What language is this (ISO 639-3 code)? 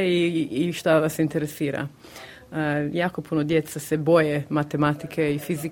hrv